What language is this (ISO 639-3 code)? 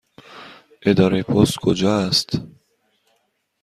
fas